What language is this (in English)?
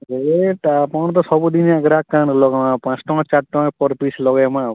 Odia